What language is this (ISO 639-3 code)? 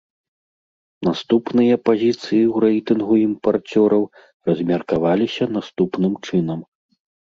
bel